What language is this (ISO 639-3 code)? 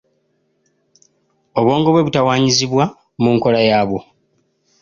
lug